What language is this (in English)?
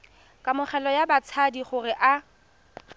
Tswana